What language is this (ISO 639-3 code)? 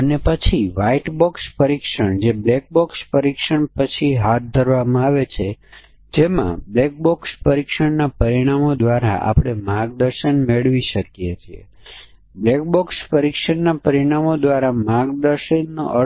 guj